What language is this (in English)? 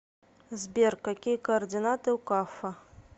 Russian